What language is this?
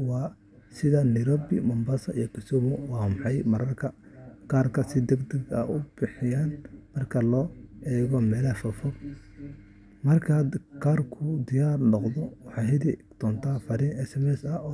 Somali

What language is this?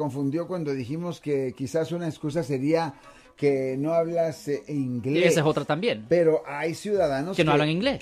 Spanish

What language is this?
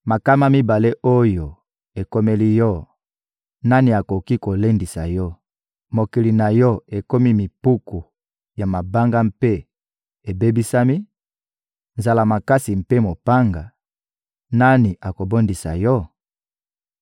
Lingala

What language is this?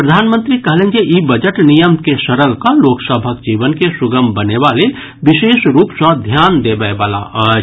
Maithili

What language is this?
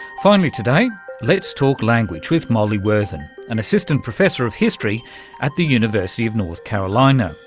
English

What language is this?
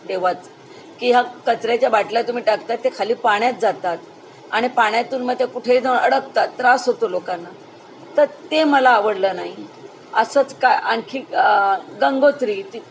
Marathi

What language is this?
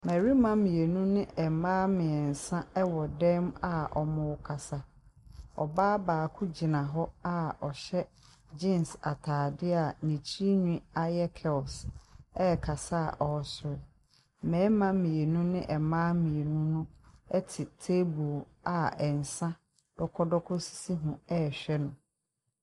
Akan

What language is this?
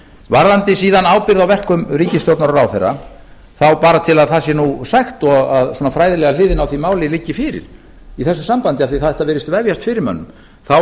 Icelandic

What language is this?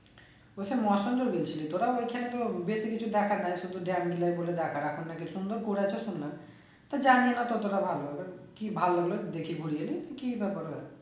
Bangla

